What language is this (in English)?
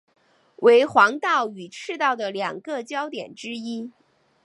Chinese